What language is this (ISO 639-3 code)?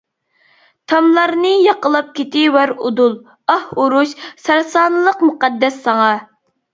uig